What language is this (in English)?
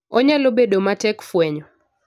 Luo (Kenya and Tanzania)